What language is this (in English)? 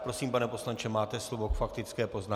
Czech